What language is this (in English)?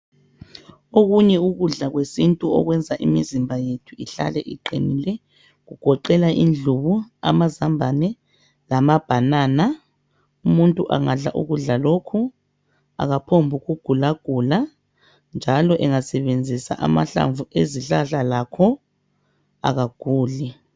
North Ndebele